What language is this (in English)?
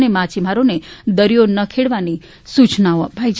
Gujarati